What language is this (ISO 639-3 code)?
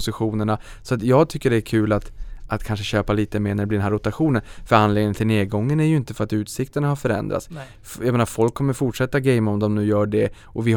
swe